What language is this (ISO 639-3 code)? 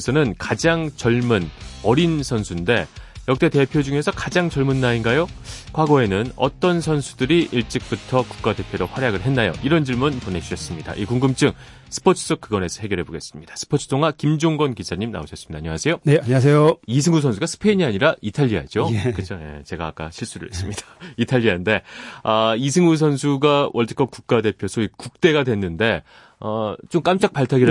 kor